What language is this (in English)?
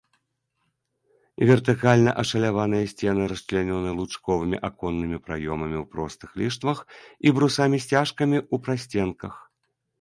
Belarusian